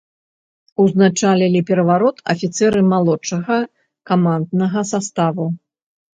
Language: Belarusian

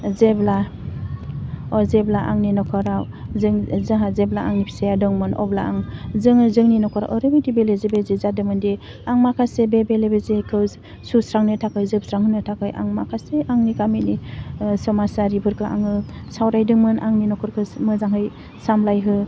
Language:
Bodo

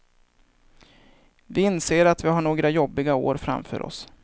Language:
Swedish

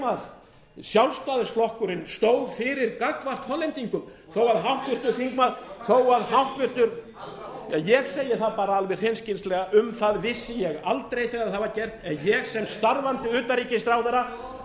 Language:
Icelandic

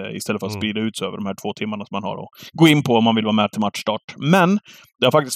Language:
Swedish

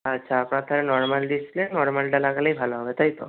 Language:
Bangla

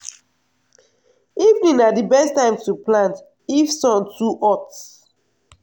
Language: Nigerian Pidgin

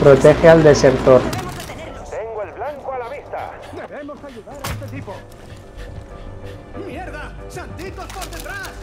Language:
Spanish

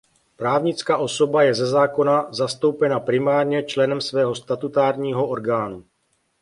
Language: Czech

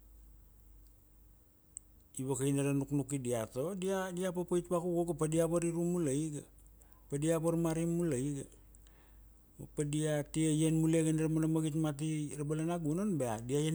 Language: Kuanua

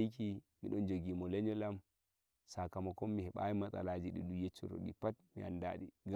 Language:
Nigerian Fulfulde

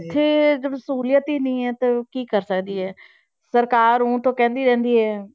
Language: Punjabi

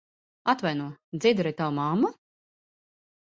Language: Latvian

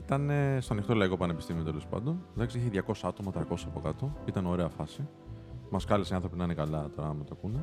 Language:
Greek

